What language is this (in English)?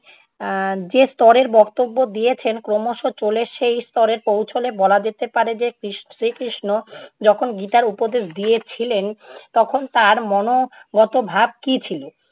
Bangla